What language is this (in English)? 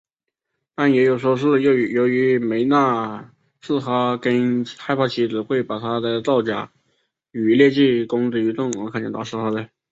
Chinese